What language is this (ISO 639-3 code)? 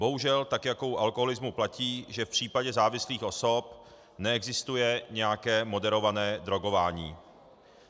ces